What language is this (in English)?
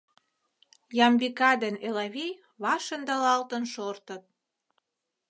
Mari